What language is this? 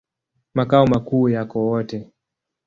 Swahili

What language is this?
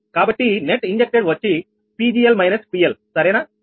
Telugu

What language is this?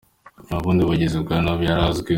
Kinyarwanda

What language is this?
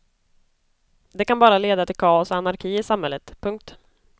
Swedish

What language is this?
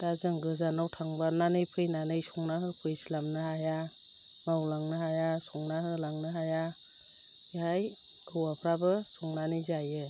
Bodo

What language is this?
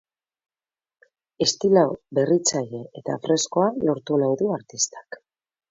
Basque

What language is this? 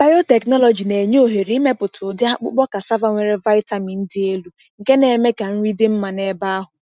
Igbo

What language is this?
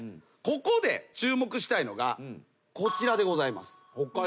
Japanese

